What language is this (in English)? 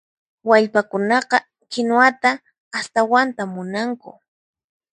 Puno Quechua